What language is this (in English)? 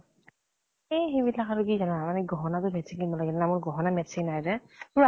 Assamese